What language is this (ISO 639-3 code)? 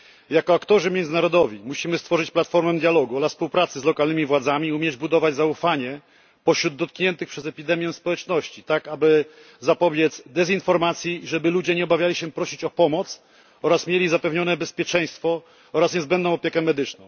pol